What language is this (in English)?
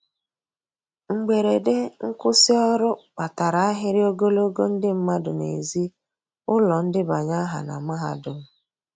Igbo